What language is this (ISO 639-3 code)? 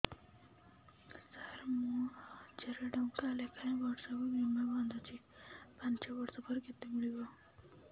ori